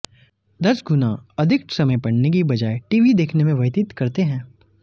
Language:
Hindi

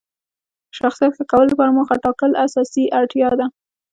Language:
Pashto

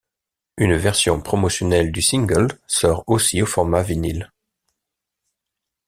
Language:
French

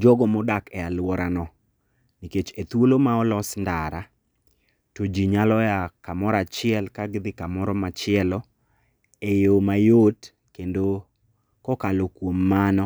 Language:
Luo (Kenya and Tanzania)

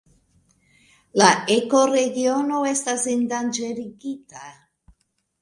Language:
Esperanto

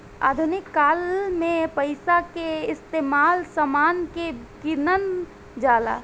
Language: Bhojpuri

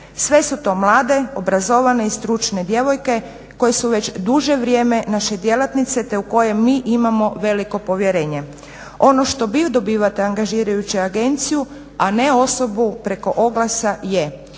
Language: Croatian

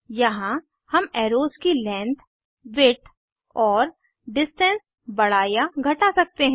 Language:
Hindi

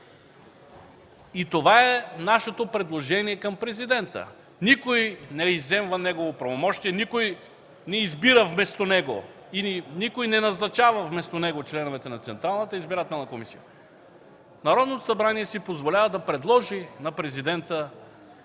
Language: Bulgarian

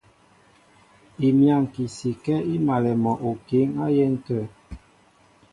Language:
Mbo (Cameroon)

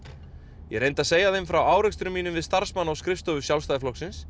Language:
Icelandic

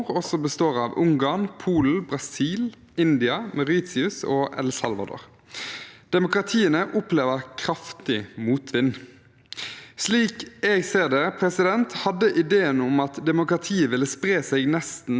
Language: Norwegian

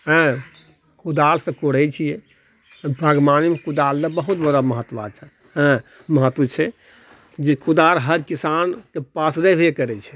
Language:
Maithili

